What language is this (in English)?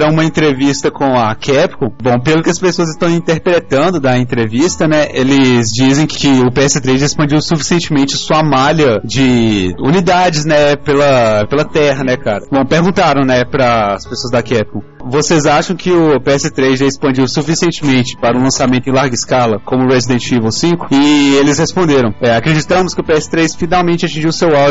Portuguese